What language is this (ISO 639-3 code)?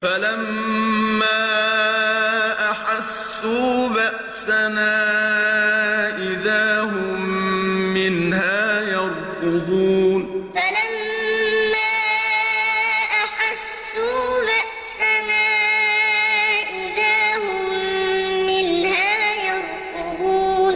ara